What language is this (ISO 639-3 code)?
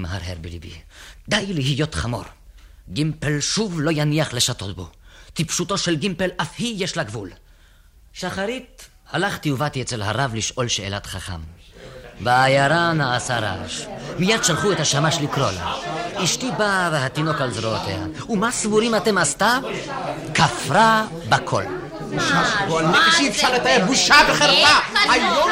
heb